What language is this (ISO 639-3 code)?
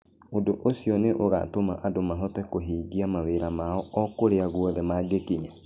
kik